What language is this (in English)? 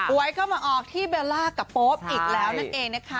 Thai